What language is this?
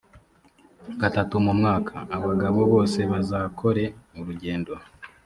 Kinyarwanda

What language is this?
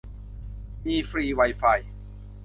Thai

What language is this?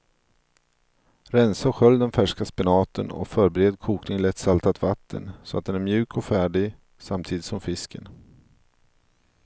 Swedish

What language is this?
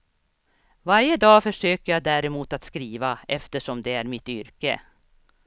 Swedish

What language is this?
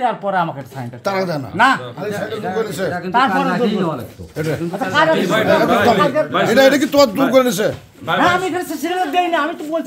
Arabic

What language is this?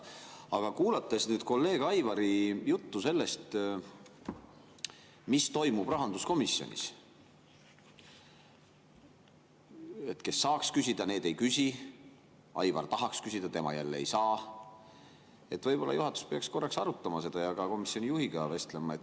Estonian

